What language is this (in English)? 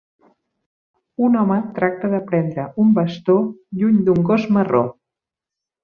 Catalan